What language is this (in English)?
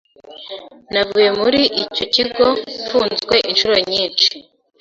Kinyarwanda